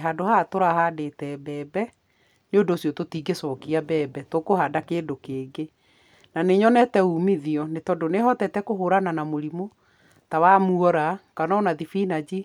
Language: Kikuyu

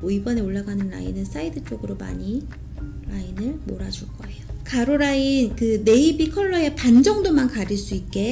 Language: Korean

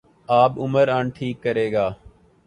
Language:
Urdu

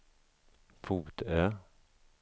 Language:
Swedish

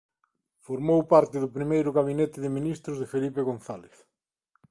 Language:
Galician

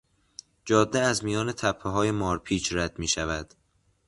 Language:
Persian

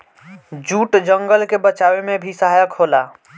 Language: Bhojpuri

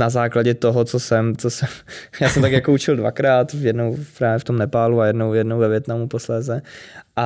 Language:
Czech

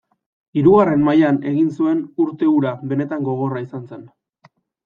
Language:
Basque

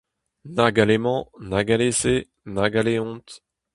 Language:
Breton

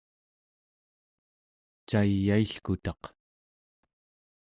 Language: Central Yupik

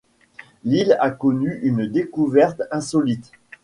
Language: French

